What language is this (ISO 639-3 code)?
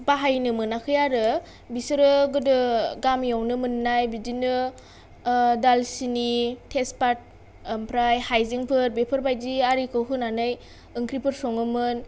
brx